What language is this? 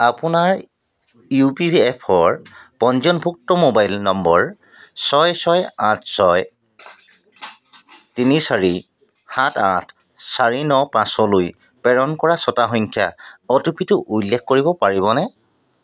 Assamese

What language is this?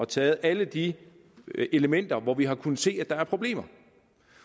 Danish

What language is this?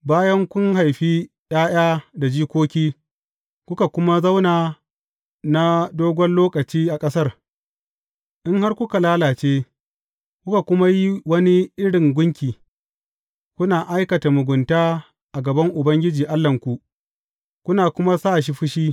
Hausa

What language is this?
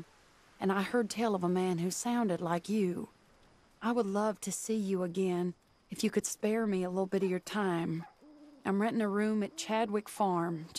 English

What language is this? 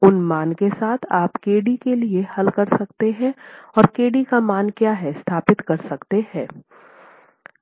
Hindi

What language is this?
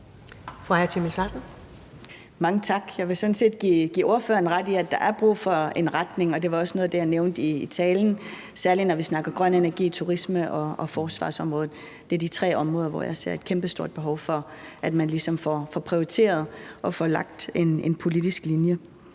Danish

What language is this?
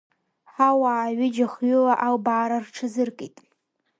Abkhazian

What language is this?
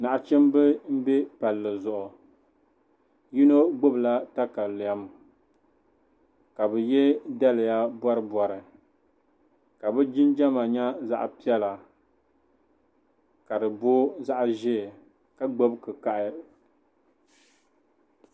Dagbani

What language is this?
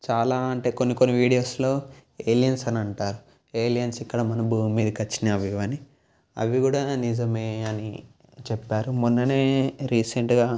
Telugu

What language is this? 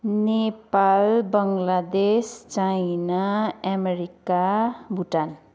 Nepali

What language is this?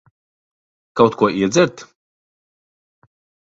Latvian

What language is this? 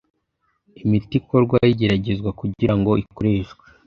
Kinyarwanda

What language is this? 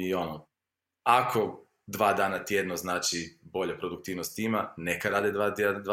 Croatian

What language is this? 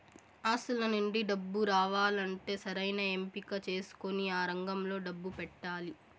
Telugu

